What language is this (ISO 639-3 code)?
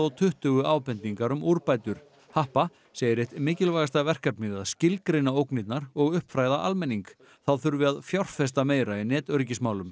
isl